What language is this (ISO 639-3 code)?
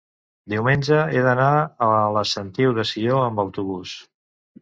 cat